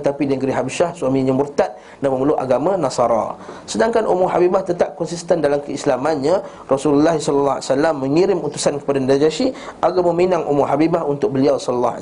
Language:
Malay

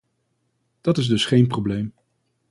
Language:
Dutch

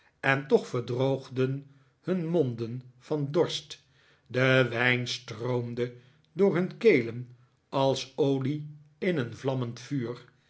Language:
Dutch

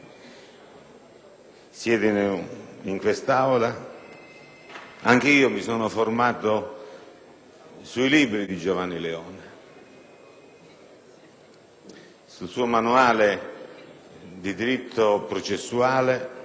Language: Italian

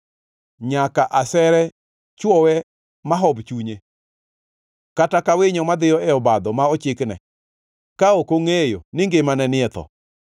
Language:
Luo (Kenya and Tanzania)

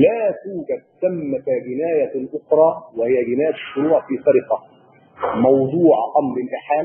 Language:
Arabic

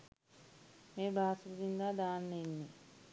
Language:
Sinhala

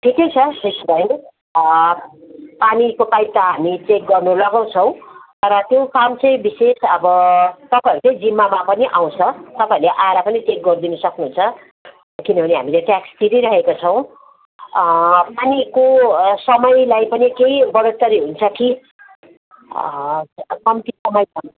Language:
Nepali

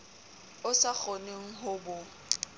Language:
Southern Sotho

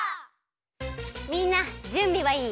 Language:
Japanese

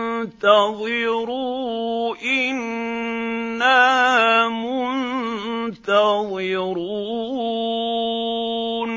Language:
Arabic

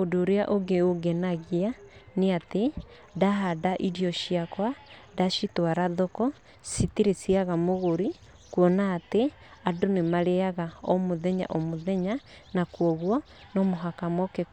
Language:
Kikuyu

